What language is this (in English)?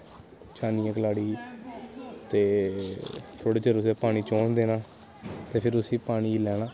Dogri